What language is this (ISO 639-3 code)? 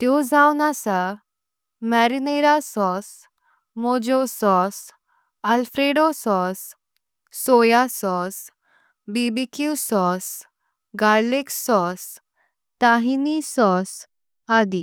kok